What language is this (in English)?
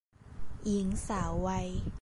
Thai